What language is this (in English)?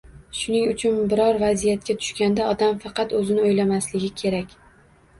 Uzbek